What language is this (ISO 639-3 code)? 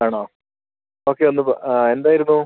mal